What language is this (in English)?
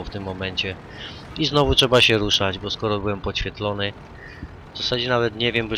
Polish